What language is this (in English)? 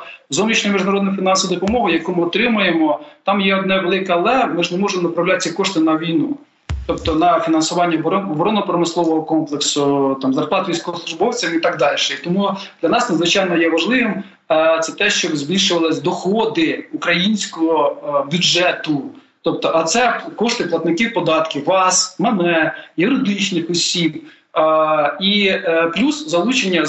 Ukrainian